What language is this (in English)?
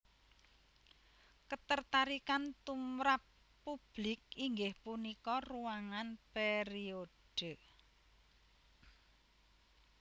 Javanese